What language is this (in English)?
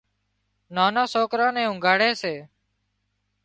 Wadiyara Koli